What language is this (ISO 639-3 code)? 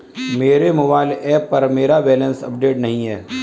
hin